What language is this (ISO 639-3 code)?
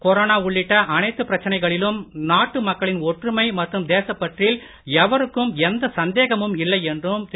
tam